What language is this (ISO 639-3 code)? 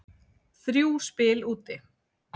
isl